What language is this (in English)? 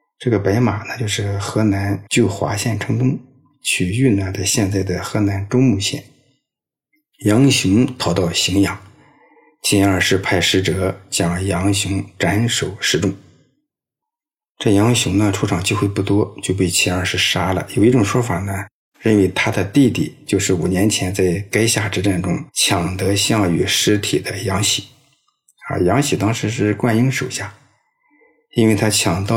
Chinese